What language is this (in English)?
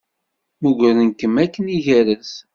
Kabyle